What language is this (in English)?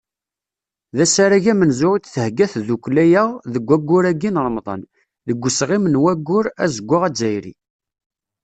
Kabyle